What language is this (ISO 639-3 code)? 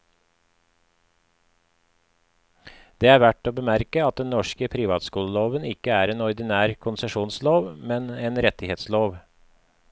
nor